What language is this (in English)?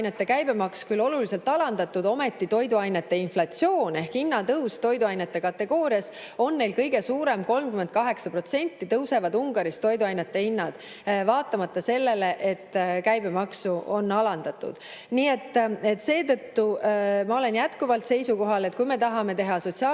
Estonian